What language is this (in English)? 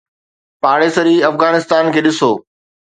Sindhi